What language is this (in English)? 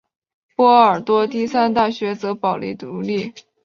Chinese